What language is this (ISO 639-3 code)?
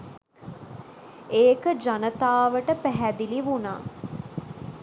sin